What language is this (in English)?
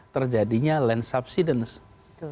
Indonesian